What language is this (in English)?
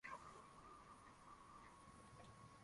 Swahili